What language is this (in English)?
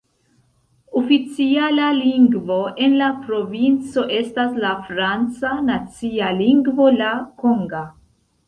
Esperanto